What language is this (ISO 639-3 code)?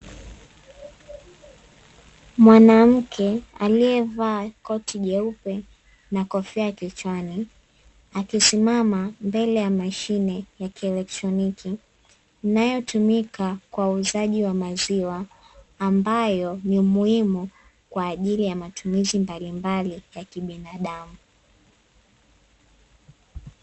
swa